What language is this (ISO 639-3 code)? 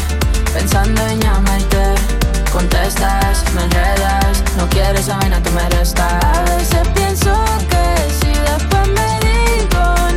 ita